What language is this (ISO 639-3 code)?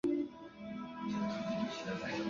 zho